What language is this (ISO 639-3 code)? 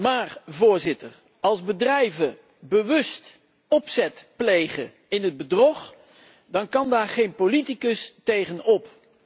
nld